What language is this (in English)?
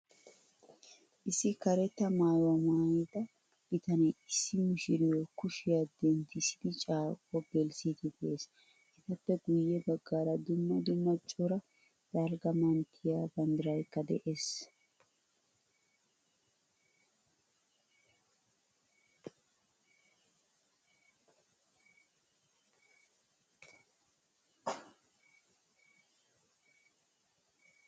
Wolaytta